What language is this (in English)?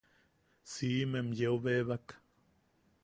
Yaqui